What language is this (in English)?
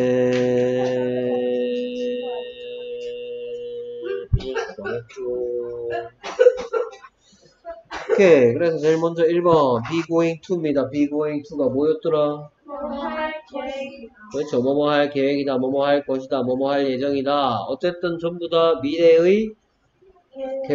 Korean